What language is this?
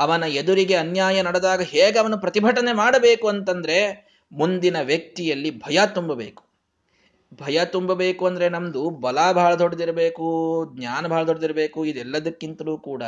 Kannada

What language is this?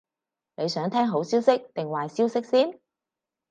Cantonese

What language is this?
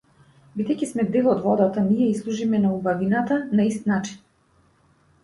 Macedonian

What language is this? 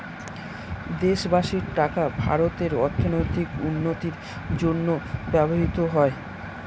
Bangla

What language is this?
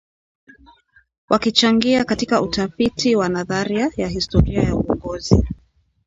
Swahili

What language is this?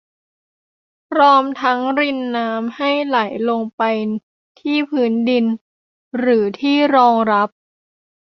Thai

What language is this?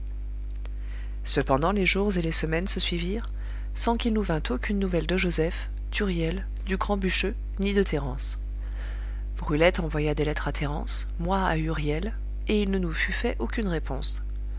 French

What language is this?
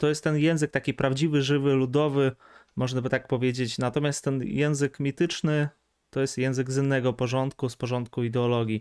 Polish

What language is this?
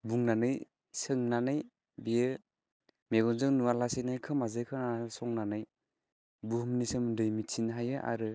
Bodo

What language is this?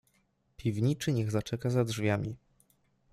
Polish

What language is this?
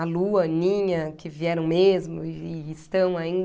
Portuguese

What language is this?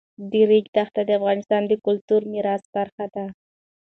Pashto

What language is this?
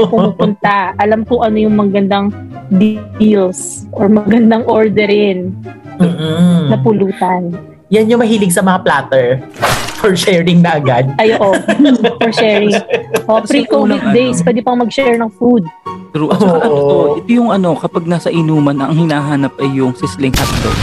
Filipino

